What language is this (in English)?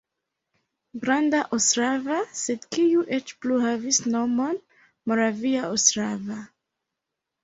Esperanto